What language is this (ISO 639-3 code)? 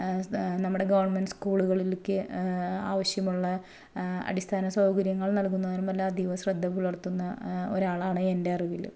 mal